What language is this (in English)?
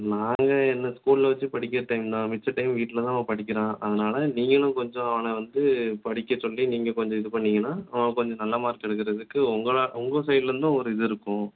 Tamil